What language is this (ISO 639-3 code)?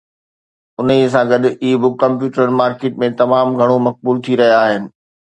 snd